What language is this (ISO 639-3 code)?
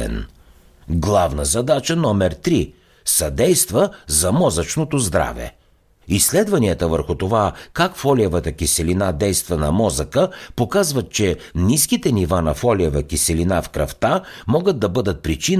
bul